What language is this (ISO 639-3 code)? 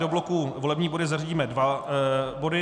ces